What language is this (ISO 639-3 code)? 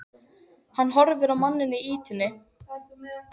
isl